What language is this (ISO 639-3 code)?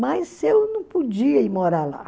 por